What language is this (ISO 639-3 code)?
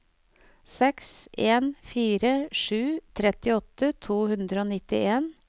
nor